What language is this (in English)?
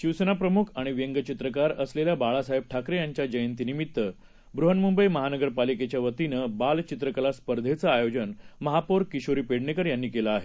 Marathi